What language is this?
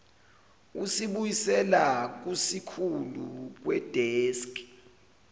Zulu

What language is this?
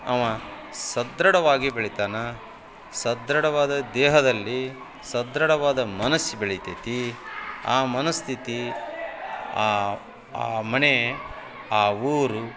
Kannada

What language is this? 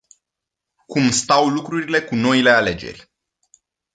Romanian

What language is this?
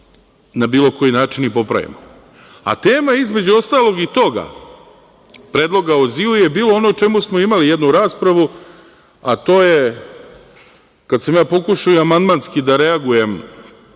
Serbian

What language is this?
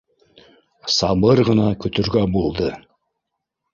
Bashkir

